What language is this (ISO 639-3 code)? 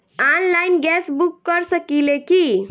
bho